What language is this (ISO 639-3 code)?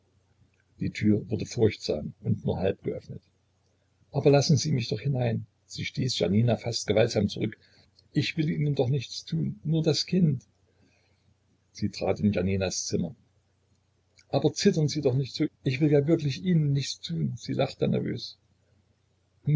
deu